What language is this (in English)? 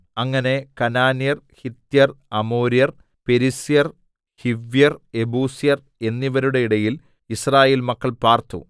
Malayalam